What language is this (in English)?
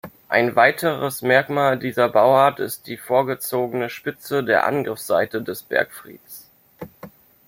German